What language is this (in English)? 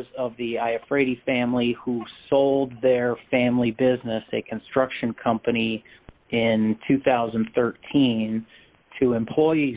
English